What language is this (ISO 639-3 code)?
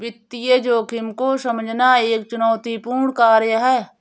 hin